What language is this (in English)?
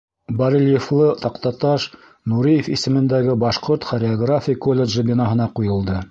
Bashkir